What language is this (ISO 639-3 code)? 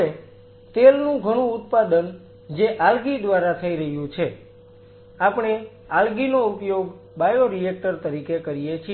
guj